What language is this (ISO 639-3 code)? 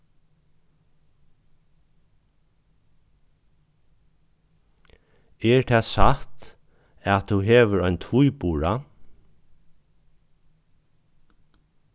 fao